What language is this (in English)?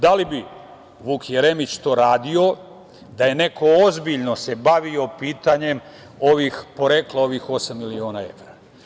Serbian